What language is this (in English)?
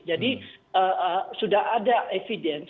Indonesian